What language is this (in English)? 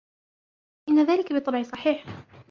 Arabic